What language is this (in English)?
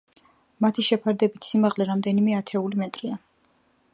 Georgian